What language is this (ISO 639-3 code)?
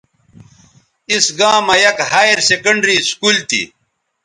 btv